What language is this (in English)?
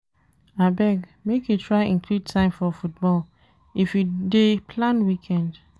Nigerian Pidgin